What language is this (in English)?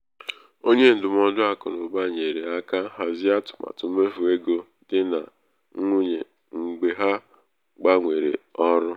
Igbo